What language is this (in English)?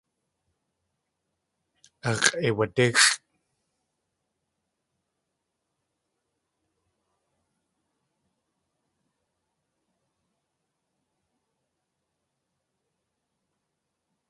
Tlingit